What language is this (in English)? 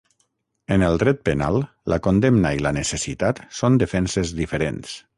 Catalan